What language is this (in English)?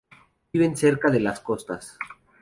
Spanish